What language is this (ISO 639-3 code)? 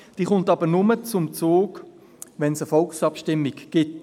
gsw